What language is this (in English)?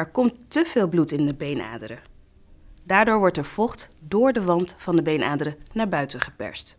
Dutch